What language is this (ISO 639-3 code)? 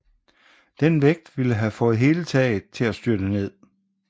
dan